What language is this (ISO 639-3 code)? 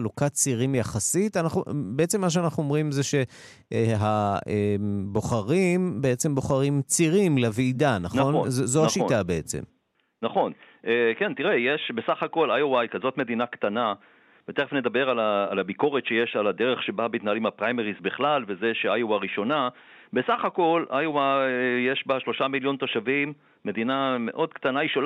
heb